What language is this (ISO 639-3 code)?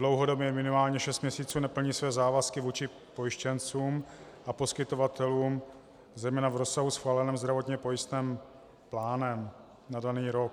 ces